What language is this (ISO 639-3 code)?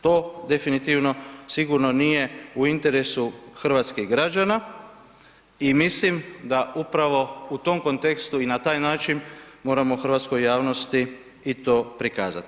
hrv